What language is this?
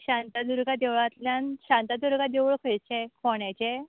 Konkani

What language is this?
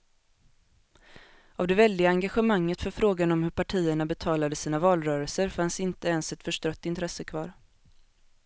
Swedish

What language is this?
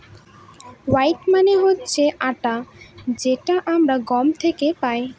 Bangla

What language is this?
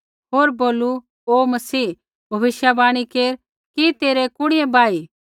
Kullu Pahari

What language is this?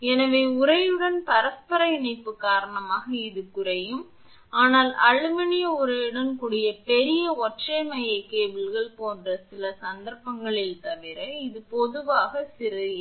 Tamil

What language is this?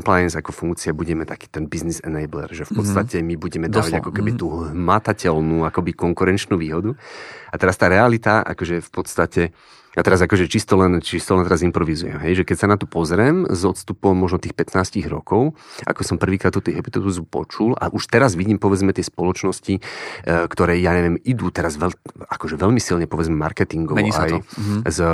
Slovak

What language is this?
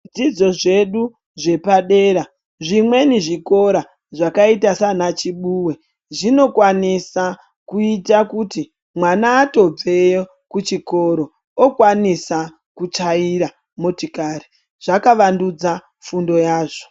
Ndau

